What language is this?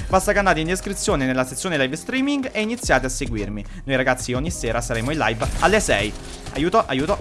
Italian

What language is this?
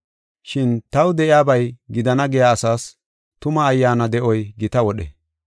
Gofa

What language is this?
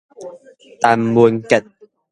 Min Nan Chinese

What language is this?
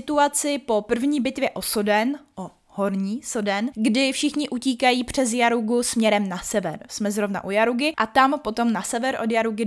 Czech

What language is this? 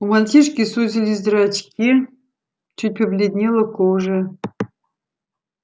Russian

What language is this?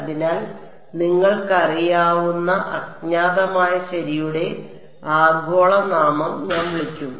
Malayalam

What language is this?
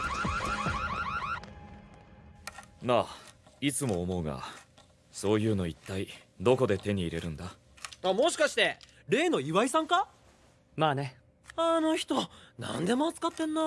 Japanese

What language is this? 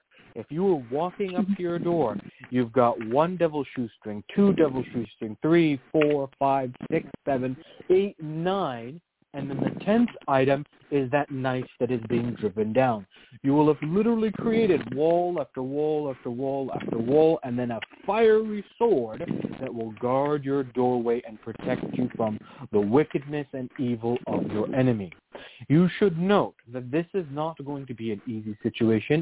English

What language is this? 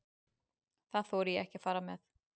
Icelandic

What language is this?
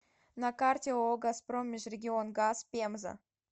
Russian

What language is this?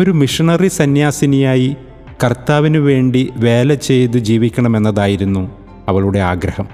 Malayalam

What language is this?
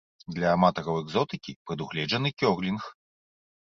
Belarusian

